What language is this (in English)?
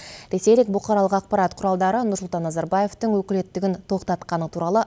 Kazakh